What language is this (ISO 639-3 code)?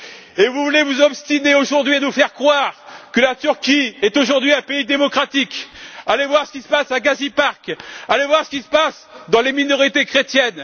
fra